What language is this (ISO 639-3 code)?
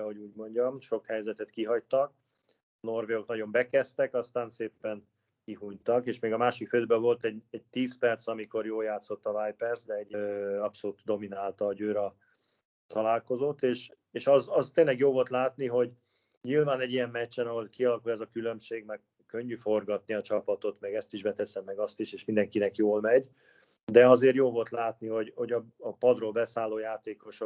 hun